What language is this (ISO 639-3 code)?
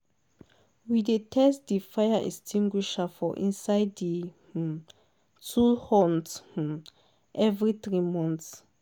pcm